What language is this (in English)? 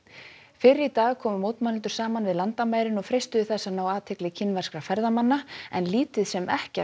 Icelandic